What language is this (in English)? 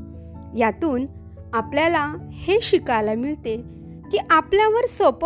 Marathi